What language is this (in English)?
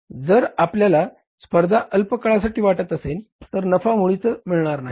Marathi